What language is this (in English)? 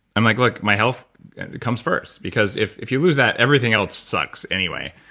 English